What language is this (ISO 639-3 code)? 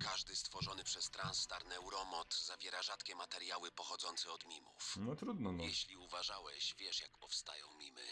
pol